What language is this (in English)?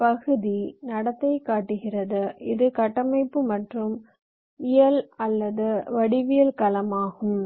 Tamil